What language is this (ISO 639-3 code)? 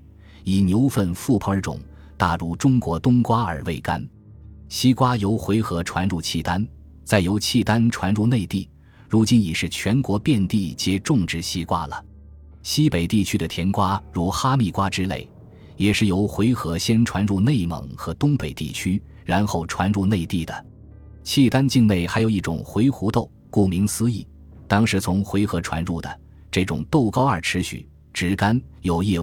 zho